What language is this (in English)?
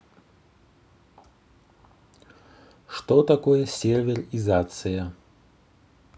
Russian